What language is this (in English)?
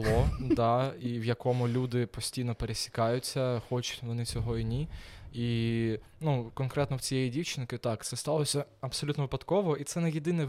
Ukrainian